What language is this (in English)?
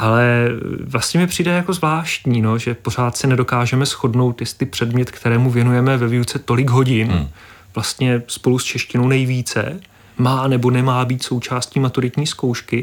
Czech